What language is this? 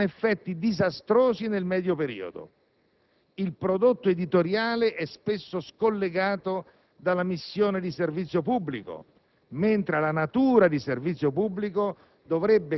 Italian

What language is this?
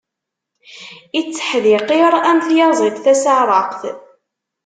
Kabyle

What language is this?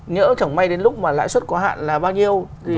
Vietnamese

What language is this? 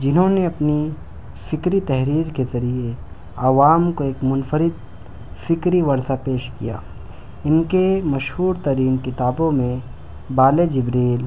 Urdu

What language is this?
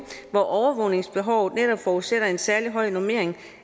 Danish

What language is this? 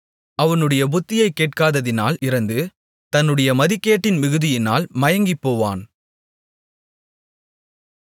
Tamil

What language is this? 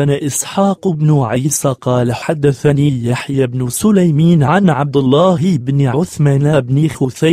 Arabic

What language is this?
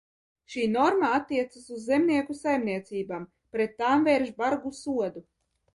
Latvian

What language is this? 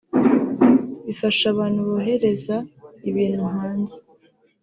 Kinyarwanda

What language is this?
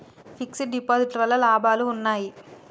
Telugu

